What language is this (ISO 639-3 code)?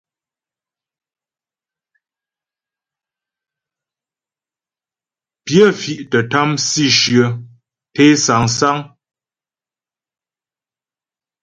bbj